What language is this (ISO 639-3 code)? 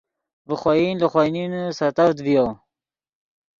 ydg